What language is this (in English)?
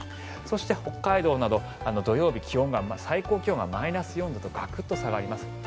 Japanese